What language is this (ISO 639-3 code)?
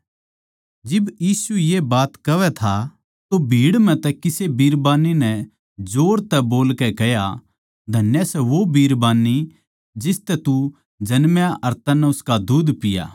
bgc